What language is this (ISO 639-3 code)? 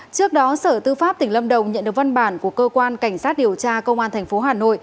vie